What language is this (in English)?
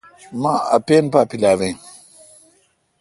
Kalkoti